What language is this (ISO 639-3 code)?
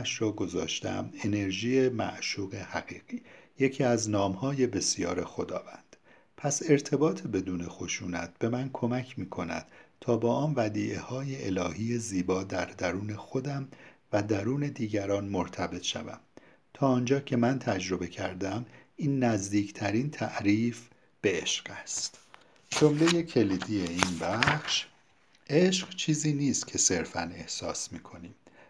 fas